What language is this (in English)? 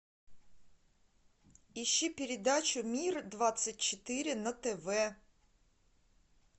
Russian